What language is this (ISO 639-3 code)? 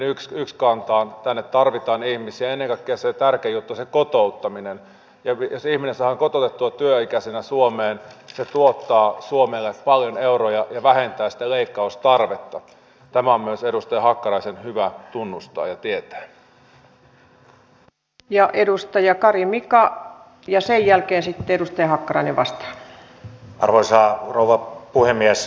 fin